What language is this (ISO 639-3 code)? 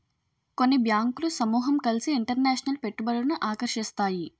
tel